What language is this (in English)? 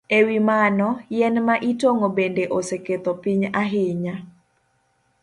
Luo (Kenya and Tanzania)